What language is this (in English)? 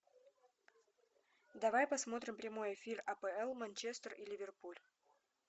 Russian